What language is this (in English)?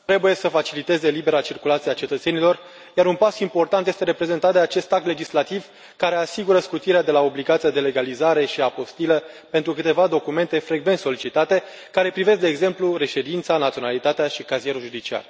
Romanian